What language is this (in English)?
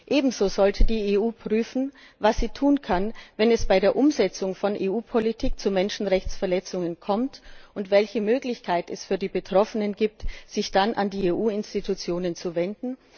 German